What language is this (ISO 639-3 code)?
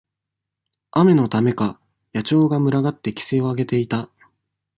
jpn